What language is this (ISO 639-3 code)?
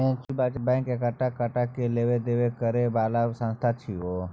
mai